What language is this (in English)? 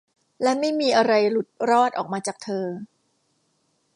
Thai